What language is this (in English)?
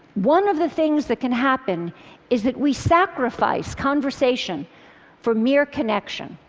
English